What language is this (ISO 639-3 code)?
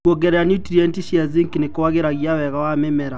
kik